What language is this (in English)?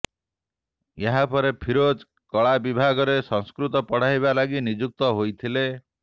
Odia